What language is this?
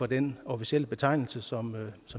Danish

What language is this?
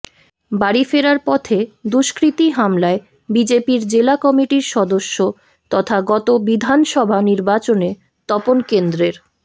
Bangla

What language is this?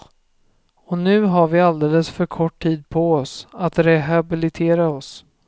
Swedish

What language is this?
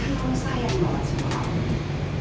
Indonesian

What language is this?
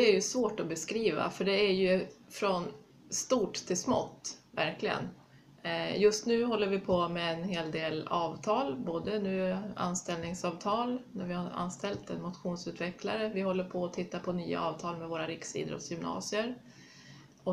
Swedish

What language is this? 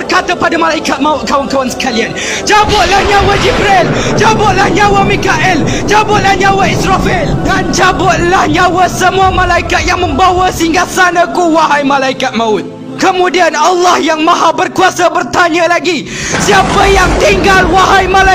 Malay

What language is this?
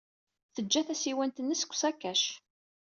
Kabyle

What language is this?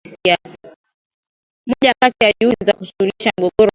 Swahili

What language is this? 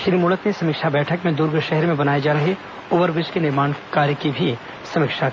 Hindi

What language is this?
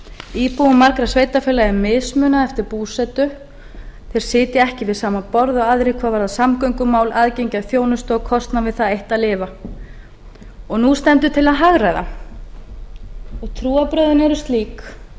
Icelandic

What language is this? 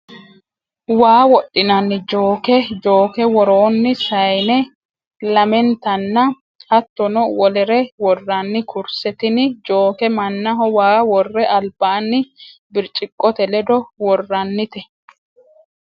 Sidamo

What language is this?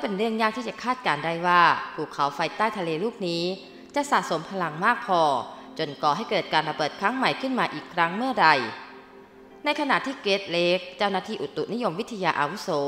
Thai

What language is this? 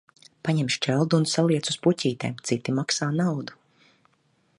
Latvian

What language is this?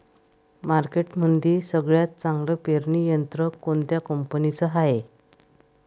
Marathi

